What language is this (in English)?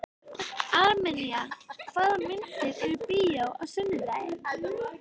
Icelandic